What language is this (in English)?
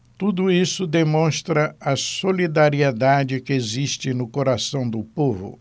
Portuguese